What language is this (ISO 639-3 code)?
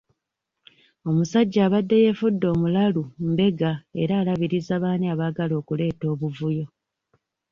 lug